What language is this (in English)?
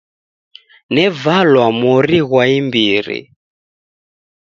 Taita